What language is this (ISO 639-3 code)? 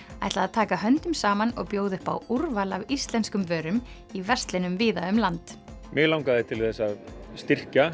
isl